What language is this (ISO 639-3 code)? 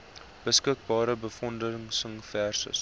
afr